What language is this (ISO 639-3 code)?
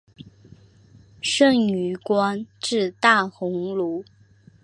zho